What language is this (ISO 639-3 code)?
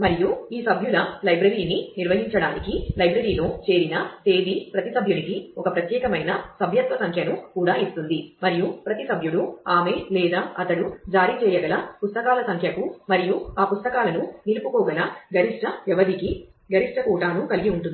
tel